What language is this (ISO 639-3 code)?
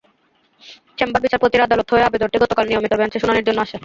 ben